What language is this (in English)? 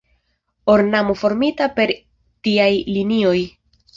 Esperanto